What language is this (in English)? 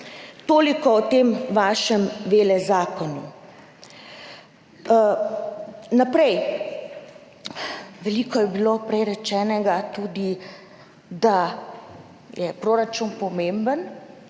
Slovenian